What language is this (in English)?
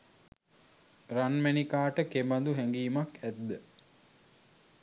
Sinhala